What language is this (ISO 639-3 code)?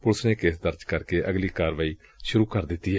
pan